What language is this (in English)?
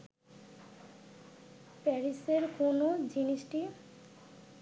Bangla